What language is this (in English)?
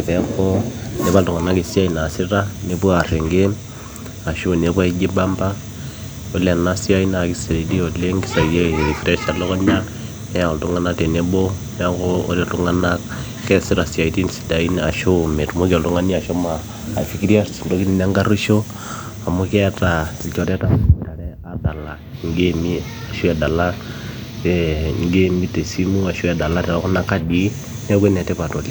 Masai